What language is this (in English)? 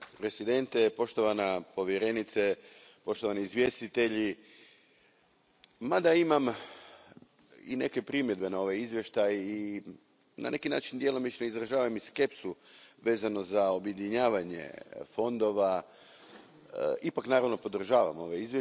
Croatian